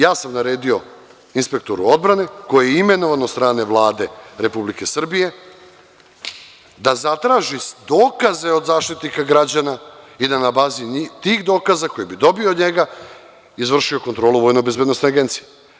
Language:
Serbian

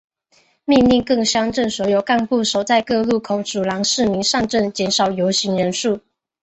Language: Chinese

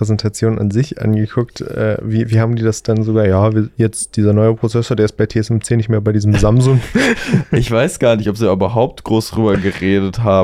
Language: German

